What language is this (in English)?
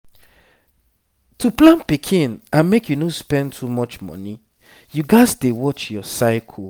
Nigerian Pidgin